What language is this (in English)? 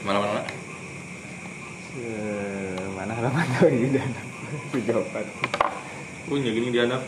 Indonesian